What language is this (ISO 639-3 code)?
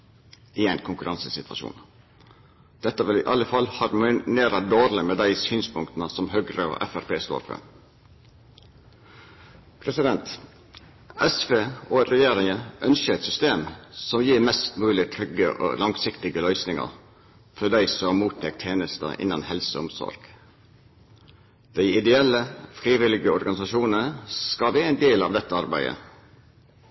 nno